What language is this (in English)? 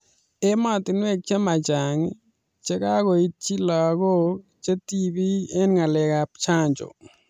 Kalenjin